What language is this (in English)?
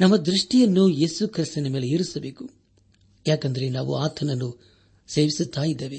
Kannada